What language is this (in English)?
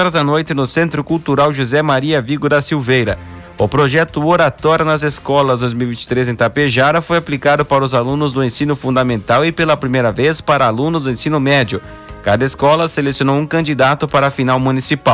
Portuguese